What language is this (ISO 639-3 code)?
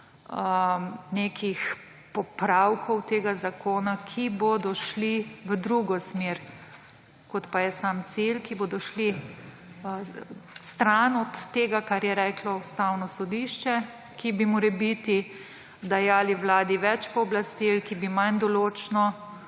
slv